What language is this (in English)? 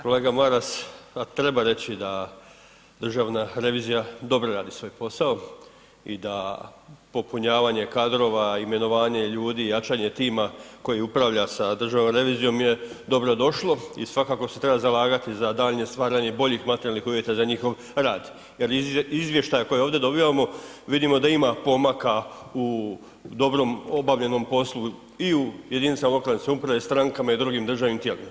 Croatian